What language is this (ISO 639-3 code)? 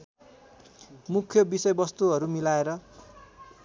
nep